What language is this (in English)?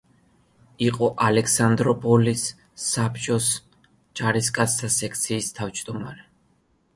Georgian